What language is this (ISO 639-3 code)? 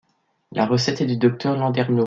fra